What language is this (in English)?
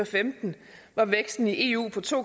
Danish